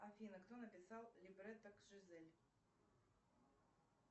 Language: Russian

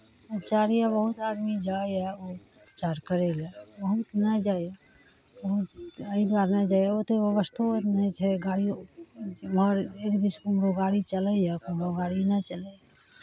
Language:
Maithili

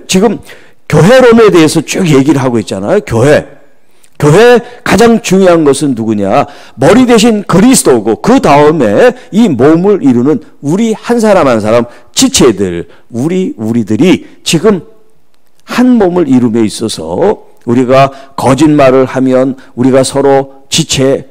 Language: Korean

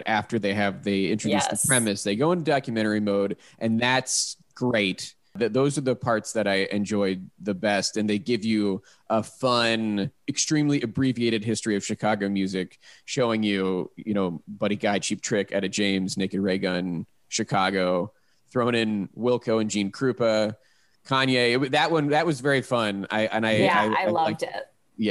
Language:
English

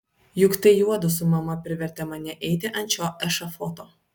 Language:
Lithuanian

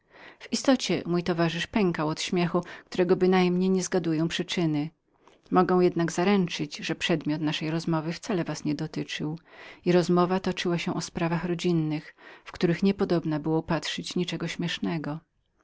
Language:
Polish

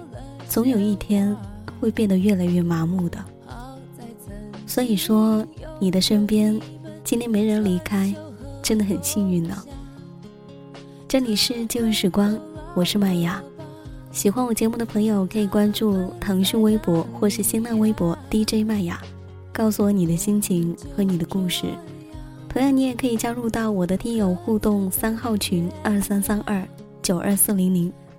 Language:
Chinese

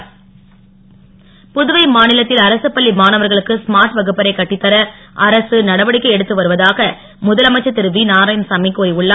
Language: Tamil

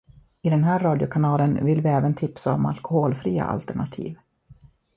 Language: Swedish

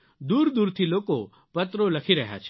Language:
Gujarati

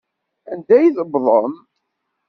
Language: Kabyle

